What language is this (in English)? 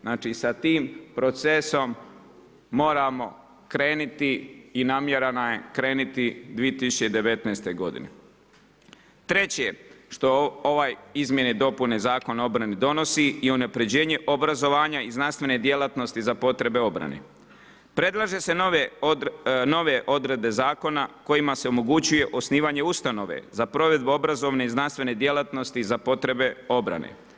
Croatian